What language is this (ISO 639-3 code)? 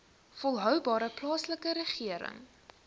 afr